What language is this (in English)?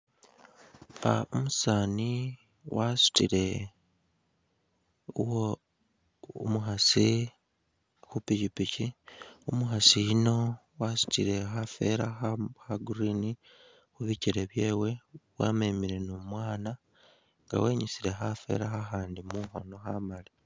Masaaba